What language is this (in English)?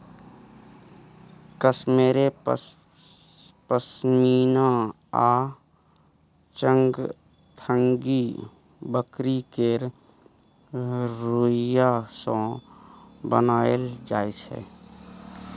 Maithili